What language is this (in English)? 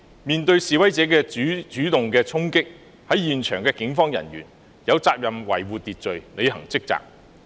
Cantonese